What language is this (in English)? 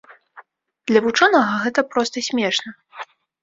Belarusian